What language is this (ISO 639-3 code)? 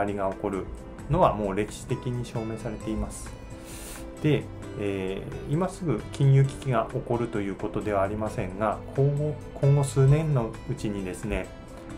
jpn